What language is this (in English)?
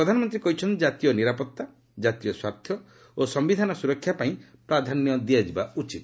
Odia